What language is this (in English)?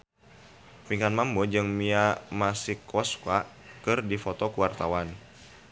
Sundanese